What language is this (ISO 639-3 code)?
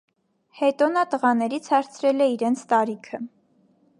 hye